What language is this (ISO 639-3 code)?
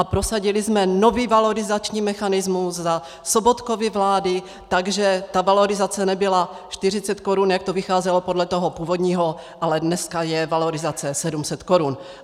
ces